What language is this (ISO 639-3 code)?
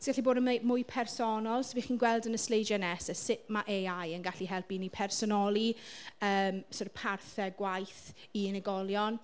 cym